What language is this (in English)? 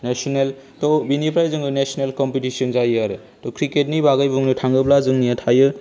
Bodo